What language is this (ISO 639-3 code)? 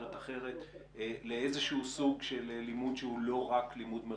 heb